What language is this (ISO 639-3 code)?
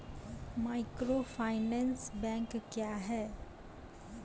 mai